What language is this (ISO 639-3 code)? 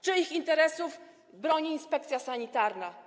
pol